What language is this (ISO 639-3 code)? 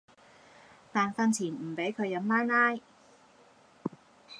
yue